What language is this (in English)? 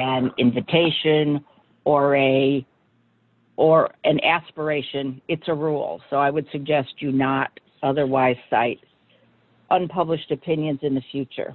English